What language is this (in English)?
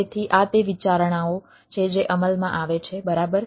Gujarati